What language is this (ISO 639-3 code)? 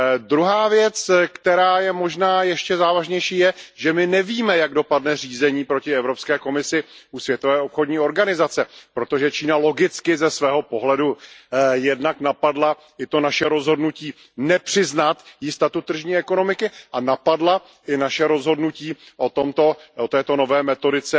ces